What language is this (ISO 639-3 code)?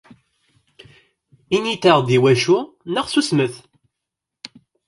kab